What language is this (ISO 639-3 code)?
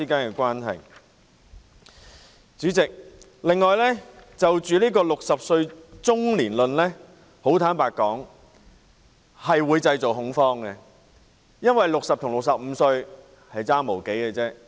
yue